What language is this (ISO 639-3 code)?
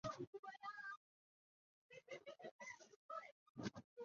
zho